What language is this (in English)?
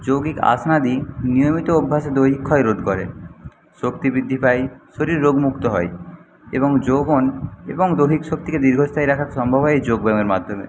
Bangla